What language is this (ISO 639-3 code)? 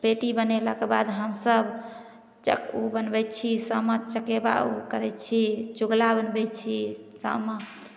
mai